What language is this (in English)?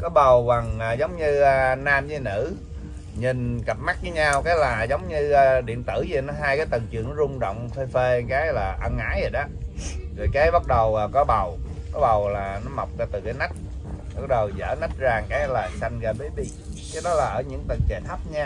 Vietnamese